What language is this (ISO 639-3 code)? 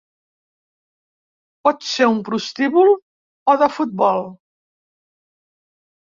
cat